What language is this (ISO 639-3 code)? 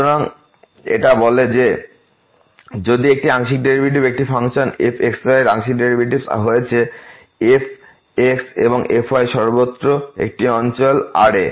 ben